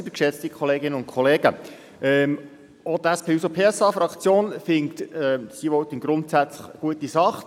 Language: Swiss German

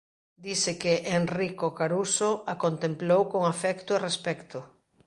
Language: Galician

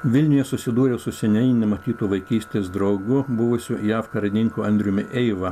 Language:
Lithuanian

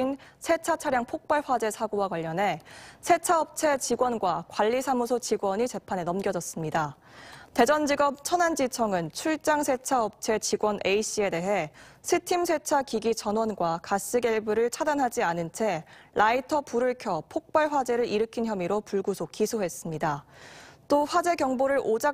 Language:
Korean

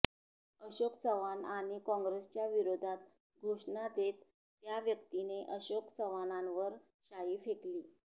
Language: Marathi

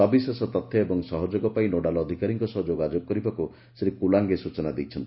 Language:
Odia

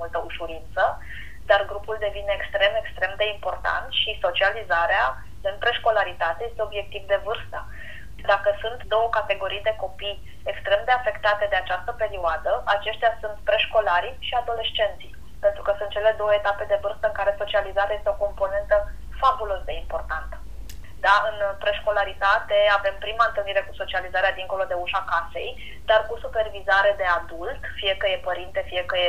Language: Romanian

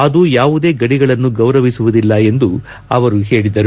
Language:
Kannada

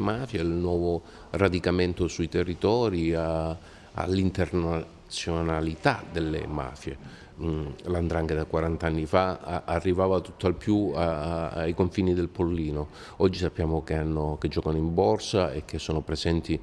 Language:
Italian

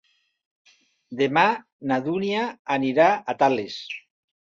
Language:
Catalan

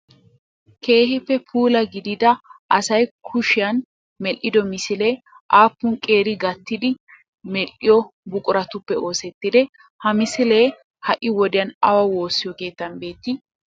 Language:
Wolaytta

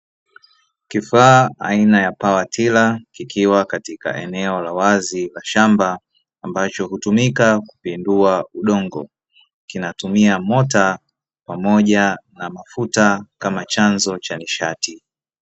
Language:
Swahili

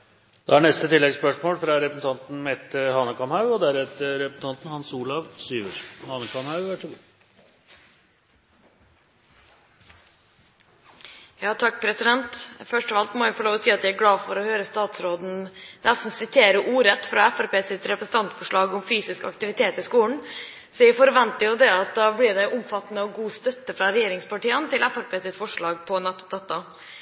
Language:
Norwegian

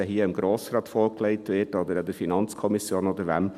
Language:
Swiss German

